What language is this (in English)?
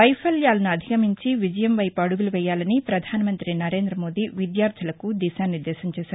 Telugu